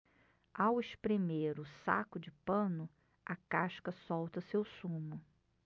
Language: Portuguese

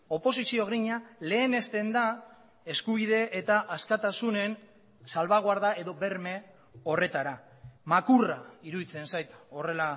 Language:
Basque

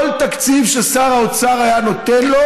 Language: Hebrew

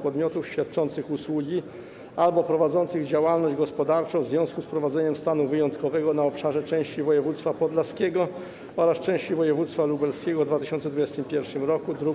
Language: Polish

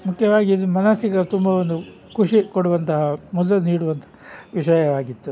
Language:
Kannada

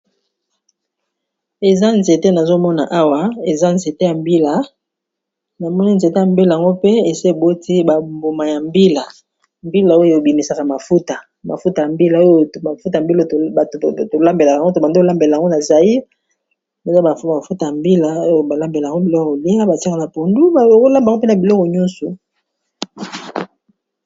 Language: Lingala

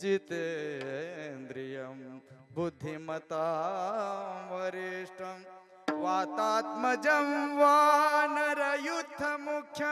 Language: Marathi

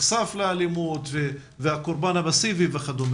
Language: Hebrew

